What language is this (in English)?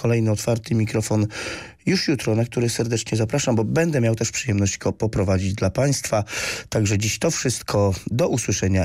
Polish